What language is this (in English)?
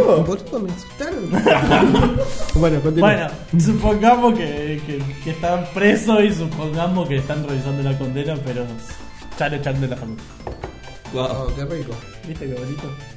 Spanish